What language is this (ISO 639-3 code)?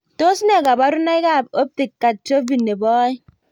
kln